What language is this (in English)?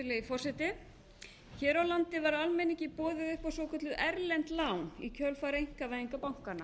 Icelandic